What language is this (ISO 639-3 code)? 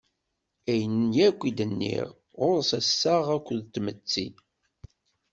kab